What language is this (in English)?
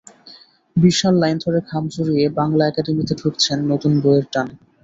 Bangla